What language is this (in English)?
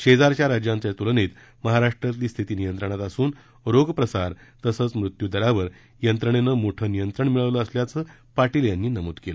Marathi